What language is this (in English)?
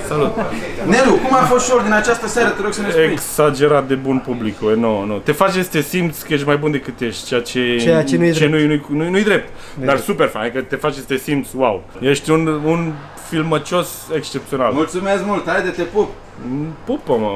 Romanian